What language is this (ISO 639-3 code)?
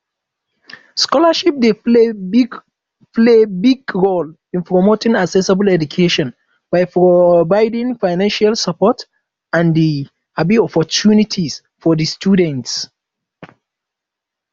pcm